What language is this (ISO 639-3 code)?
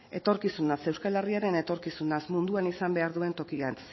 eus